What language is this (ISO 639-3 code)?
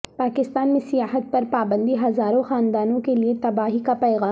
urd